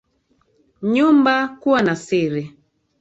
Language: Swahili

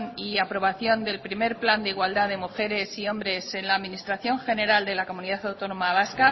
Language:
Spanish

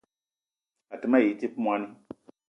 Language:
Eton (Cameroon)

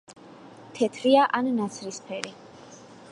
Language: Georgian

